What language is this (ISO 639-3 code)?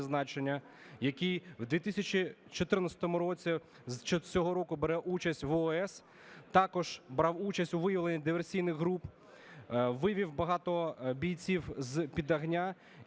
ukr